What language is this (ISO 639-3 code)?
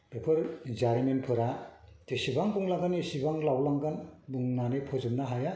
brx